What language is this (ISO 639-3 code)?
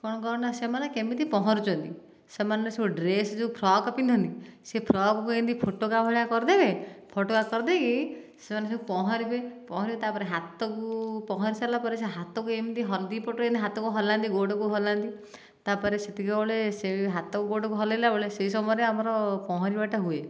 ori